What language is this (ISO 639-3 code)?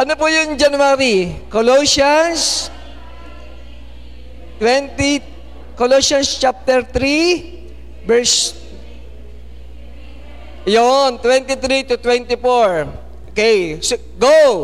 fil